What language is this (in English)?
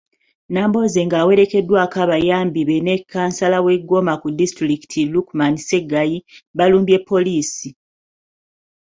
Ganda